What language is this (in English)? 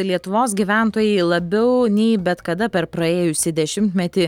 Lithuanian